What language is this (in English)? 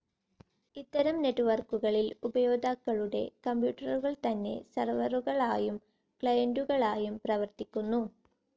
Malayalam